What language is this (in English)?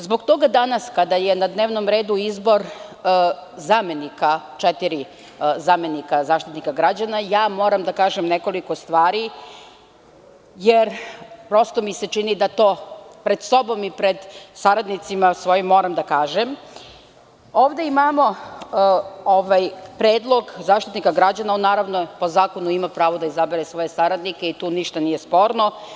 Serbian